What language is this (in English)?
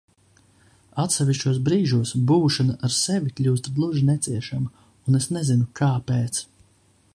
Latvian